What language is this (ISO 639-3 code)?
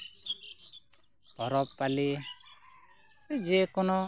sat